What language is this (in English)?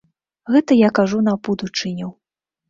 Belarusian